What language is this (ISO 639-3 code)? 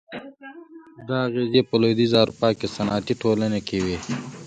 pus